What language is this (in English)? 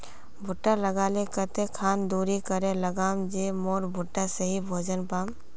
Magahi